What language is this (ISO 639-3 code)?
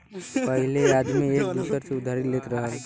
bho